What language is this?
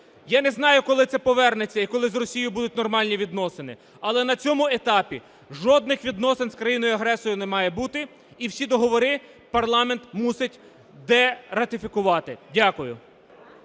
Ukrainian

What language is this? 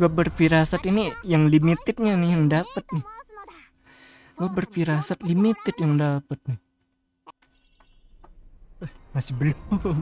Indonesian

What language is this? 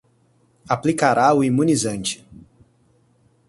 Portuguese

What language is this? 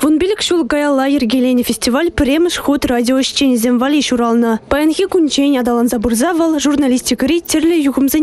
Russian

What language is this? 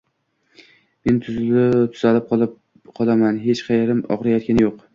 Uzbek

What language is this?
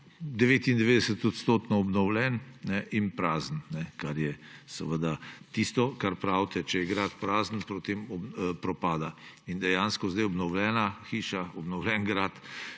Slovenian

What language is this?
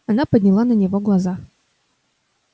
Russian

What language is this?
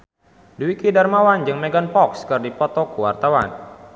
Sundanese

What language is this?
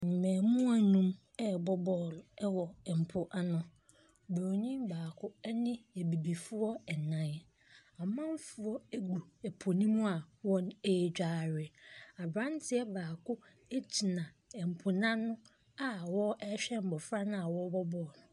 Akan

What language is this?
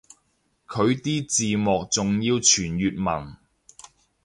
Cantonese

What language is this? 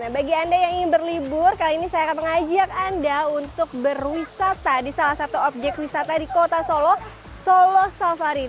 Indonesian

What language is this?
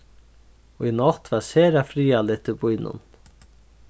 Faroese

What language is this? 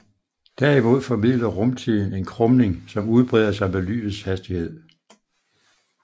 Danish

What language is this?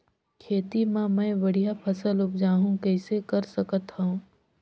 Chhattisgarhi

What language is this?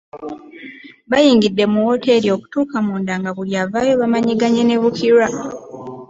Ganda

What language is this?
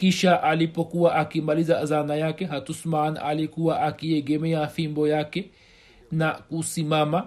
Swahili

